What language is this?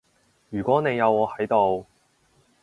Cantonese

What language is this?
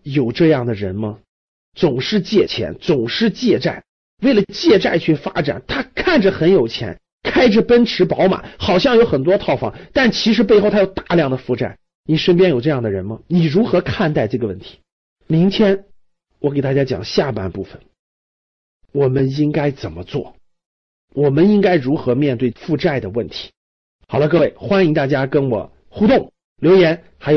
Chinese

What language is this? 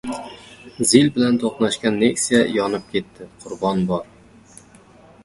Uzbek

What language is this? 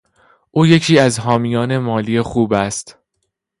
Persian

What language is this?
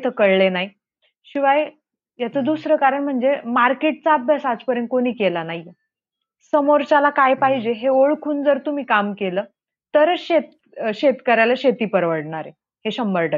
Marathi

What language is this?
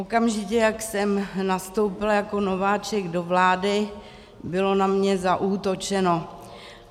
Czech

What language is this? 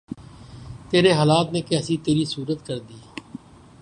Urdu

